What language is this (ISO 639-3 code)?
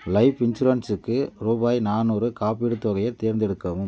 tam